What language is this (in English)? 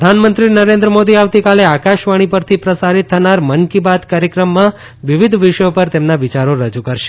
Gujarati